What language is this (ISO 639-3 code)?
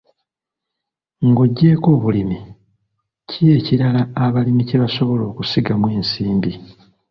lug